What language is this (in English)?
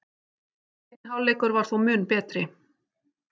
Icelandic